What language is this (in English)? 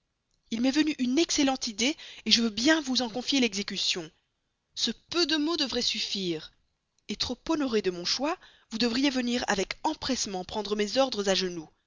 French